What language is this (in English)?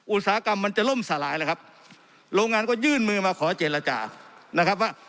Thai